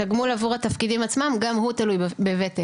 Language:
Hebrew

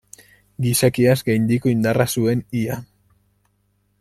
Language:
Basque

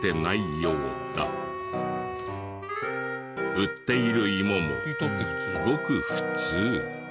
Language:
Japanese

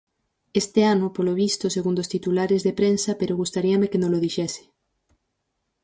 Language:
Galician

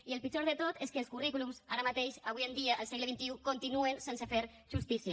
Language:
Catalan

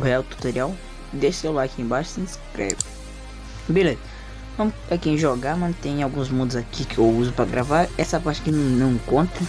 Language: Portuguese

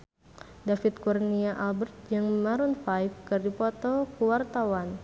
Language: Sundanese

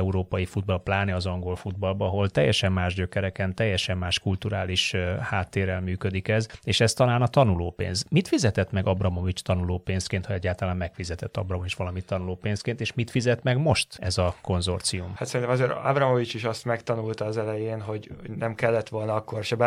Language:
Hungarian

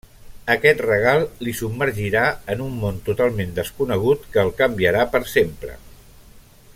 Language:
Catalan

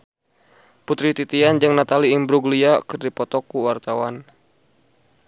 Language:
Sundanese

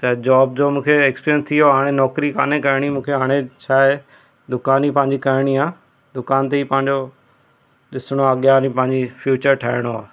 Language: Sindhi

